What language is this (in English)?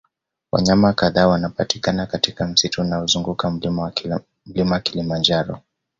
Swahili